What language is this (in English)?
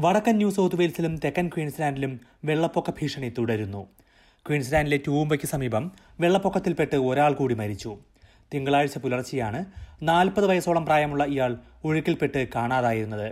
Malayalam